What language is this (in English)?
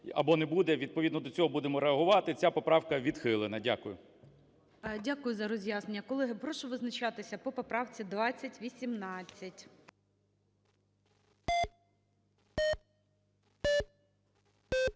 Ukrainian